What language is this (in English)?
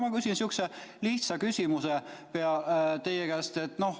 Estonian